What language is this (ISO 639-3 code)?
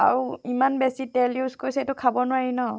asm